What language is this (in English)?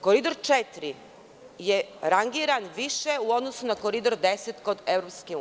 Serbian